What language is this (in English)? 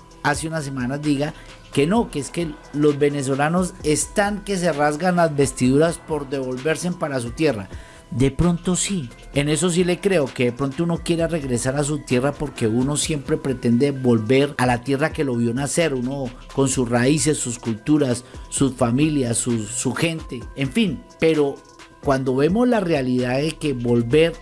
Spanish